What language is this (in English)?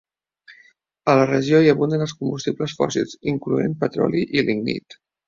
Catalan